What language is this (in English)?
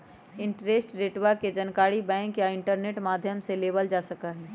Magahi